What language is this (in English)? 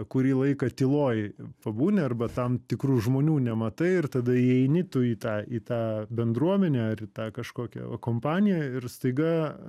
Lithuanian